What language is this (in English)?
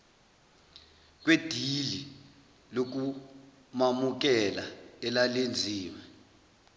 Zulu